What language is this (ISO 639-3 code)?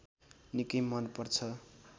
nep